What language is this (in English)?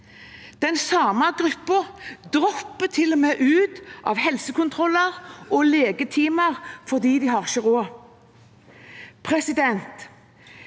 Norwegian